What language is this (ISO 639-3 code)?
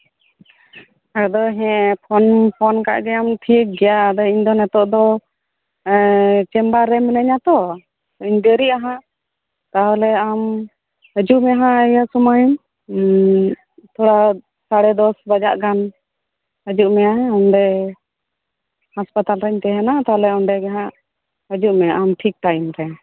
sat